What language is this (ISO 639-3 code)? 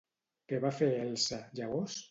cat